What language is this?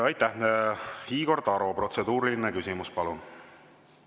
Estonian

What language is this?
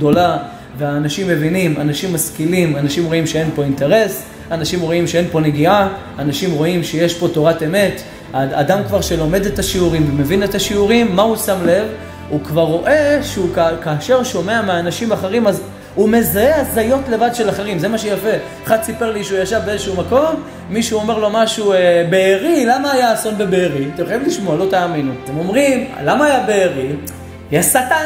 Hebrew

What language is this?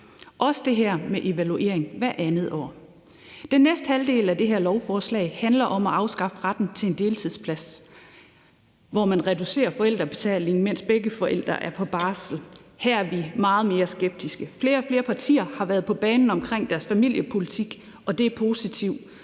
Danish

